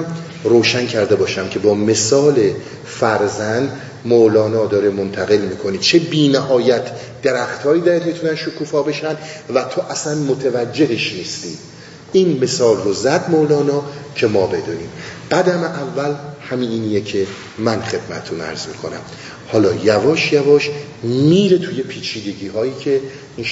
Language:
Persian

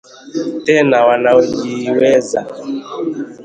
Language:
Swahili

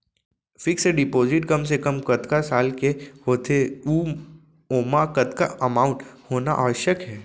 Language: Chhattisgarhi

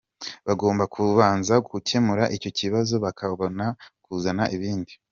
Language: Kinyarwanda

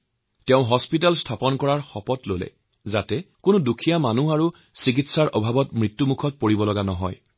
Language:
Assamese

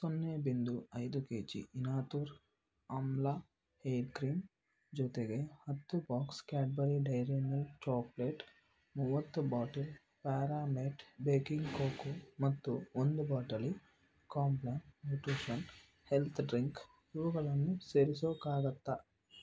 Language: Kannada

